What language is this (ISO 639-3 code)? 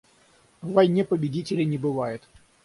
rus